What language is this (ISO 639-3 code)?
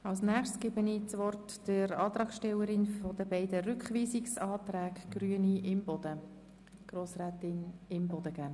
gsw